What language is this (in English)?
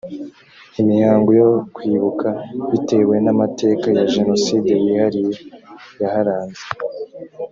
Kinyarwanda